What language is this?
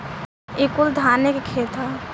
Bhojpuri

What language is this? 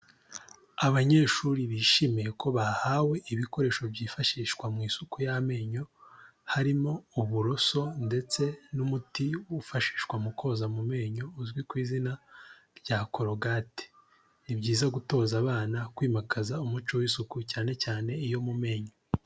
Kinyarwanda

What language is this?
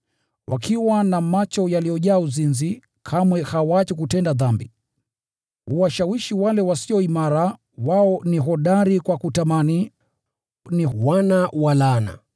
Swahili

